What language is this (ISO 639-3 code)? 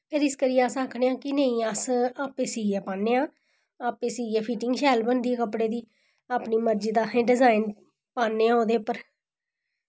doi